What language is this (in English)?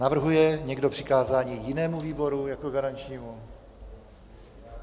Czech